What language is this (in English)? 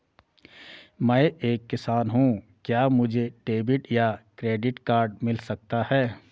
Hindi